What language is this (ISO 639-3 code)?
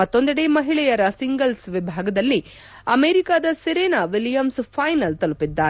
kan